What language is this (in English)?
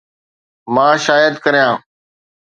Sindhi